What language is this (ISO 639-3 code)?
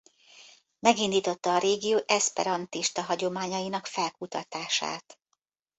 hun